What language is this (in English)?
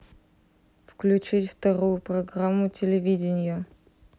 Russian